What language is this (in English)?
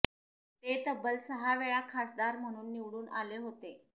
Marathi